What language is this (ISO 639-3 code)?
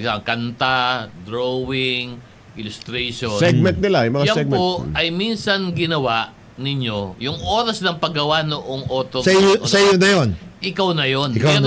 fil